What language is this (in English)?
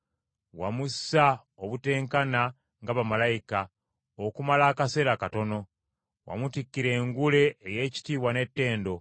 Ganda